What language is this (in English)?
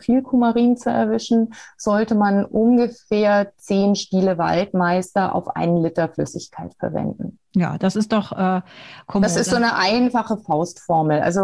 German